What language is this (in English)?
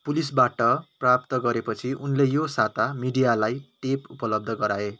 Nepali